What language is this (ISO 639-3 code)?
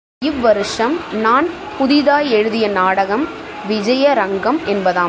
tam